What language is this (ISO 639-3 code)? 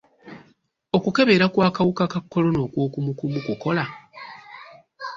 lug